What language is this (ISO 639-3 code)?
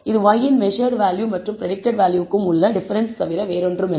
tam